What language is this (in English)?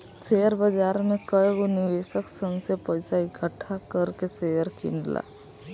Bhojpuri